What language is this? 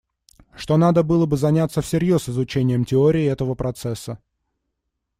Russian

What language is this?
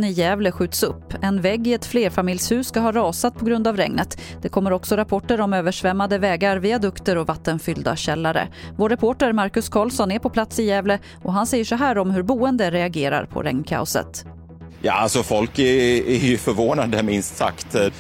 Swedish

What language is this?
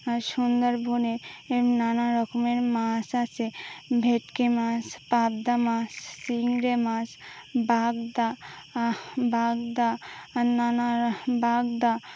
Bangla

